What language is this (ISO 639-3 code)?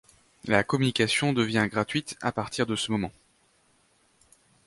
fra